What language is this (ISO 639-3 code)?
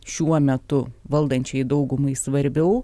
lit